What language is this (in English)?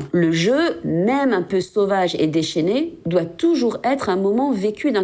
French